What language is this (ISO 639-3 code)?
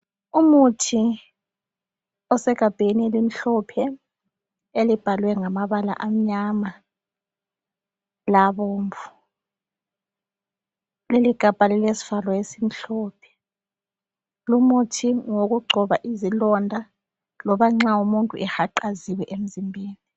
nde